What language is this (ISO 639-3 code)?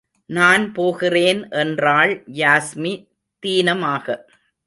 tam